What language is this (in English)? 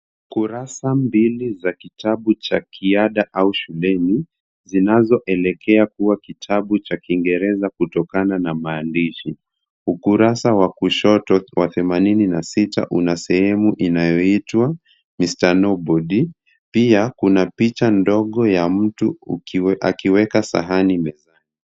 Swahili